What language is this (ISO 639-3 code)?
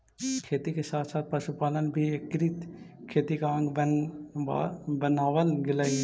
mag